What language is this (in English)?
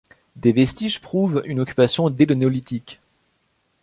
French